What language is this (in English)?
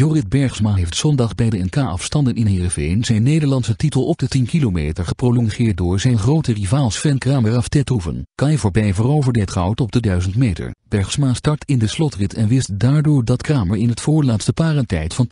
Dutch